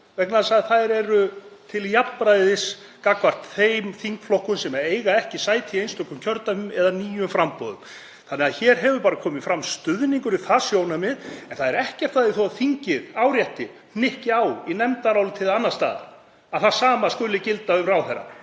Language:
Icelandic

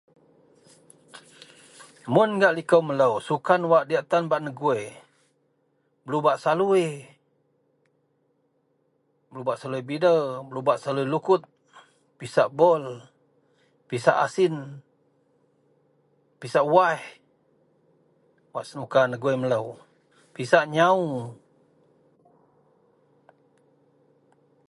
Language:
Central Melanau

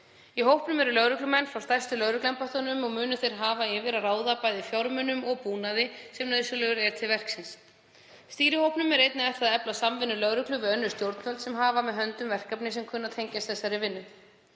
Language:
Icelandic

